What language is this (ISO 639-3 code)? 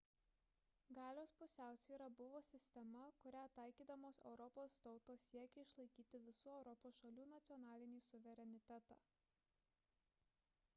lit